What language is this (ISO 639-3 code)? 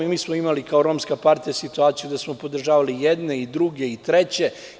srp